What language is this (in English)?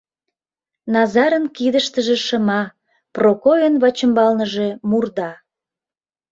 Mari